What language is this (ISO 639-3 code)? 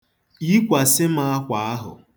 ibo